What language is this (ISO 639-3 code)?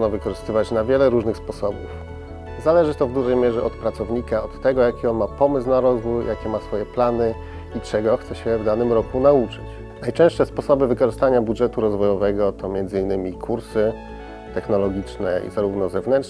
pol